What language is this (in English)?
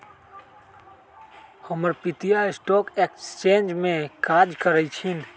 Magahi